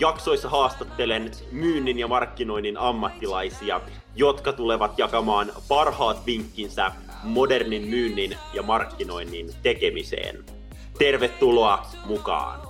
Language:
Finnish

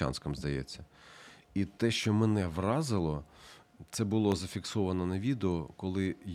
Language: Ukrainian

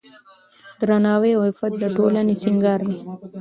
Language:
Pashto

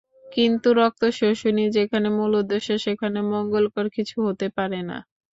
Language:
Bangla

